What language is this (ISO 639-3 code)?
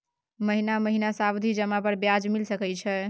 mai